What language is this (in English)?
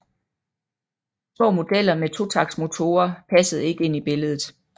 Danish